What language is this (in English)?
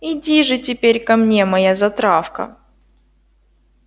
Russian